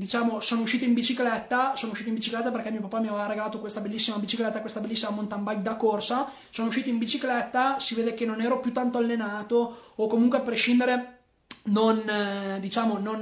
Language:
Italian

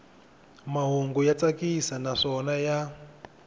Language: Tsonga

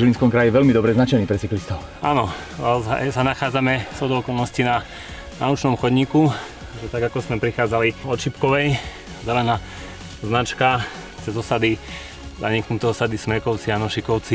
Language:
Slovak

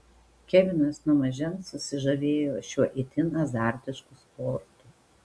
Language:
Lithuanian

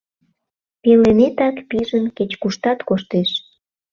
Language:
Mari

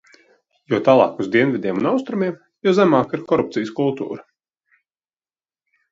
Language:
Latvian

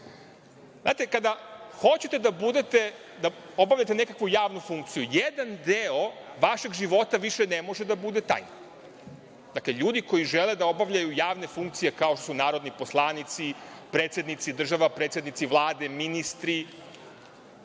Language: Serbian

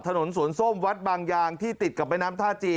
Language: Thai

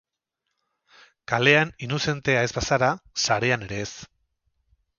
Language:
Basque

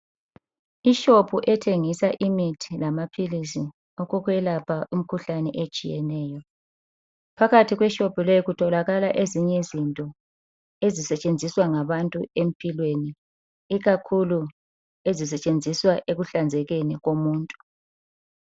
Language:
North Ndebele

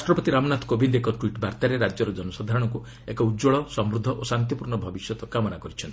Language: Odia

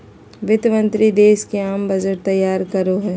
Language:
Magahi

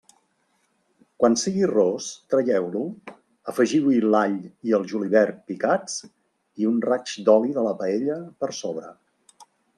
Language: Catalan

